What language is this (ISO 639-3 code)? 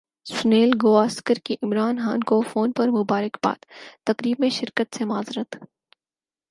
urd